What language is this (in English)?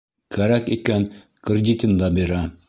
Bashkir